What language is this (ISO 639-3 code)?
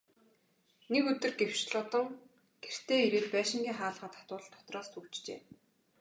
mon